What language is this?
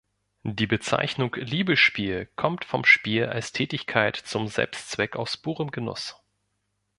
German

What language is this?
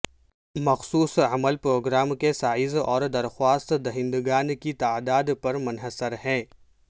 Urdu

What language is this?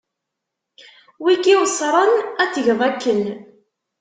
Kabyle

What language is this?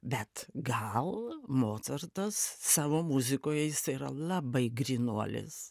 Lithuanian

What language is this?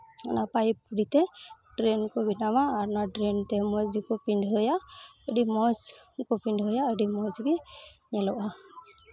Santali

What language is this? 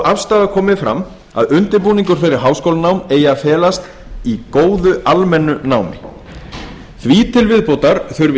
Icelandic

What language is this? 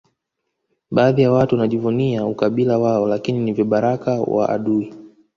Swahili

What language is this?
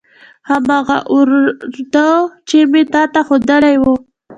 Pashto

